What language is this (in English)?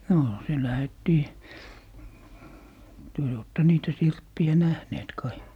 Finnish